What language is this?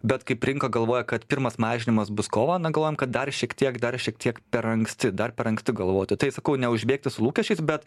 Lithuanian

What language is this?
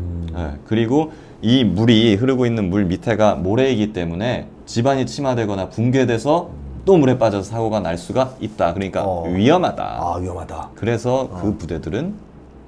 Korean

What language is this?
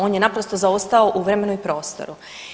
Croatian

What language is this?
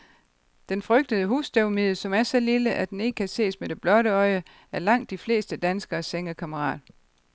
Danish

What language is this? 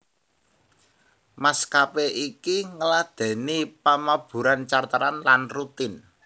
Javanese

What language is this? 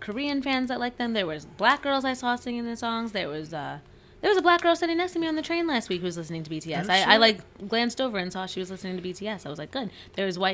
English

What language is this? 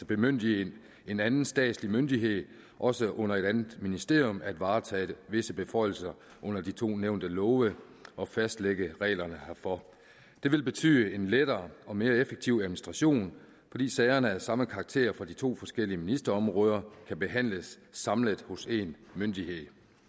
Danish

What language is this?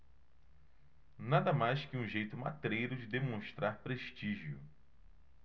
Portuguese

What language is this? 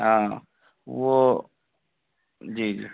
Urdu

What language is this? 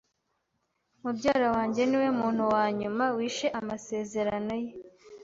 Kinyarwanda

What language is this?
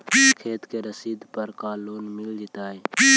Magahi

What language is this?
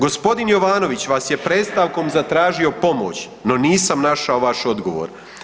Croatian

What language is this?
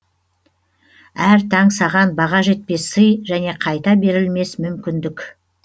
Kazakh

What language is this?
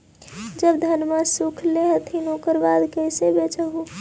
Magahi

